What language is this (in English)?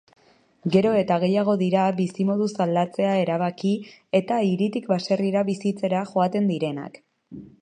Basque